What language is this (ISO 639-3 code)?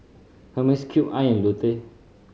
eng